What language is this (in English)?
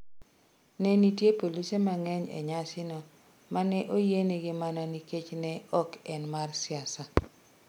Luo (Kenya and Tanzania)